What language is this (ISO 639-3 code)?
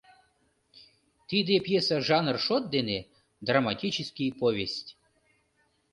chm